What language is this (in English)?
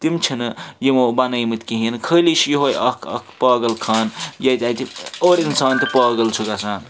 Kashmiri